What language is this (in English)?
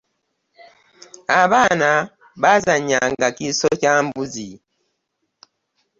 Ganda